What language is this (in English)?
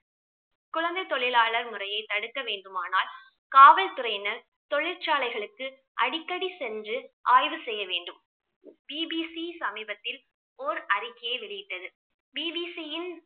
Tamil